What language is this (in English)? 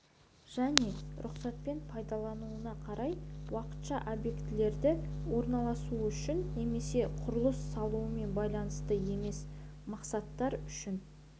Kazakh